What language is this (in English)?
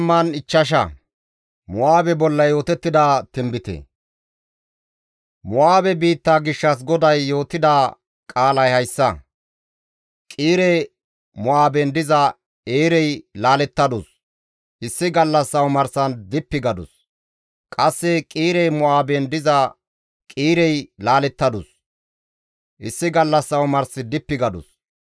Gamo